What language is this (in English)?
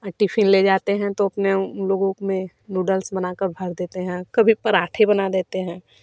Hindi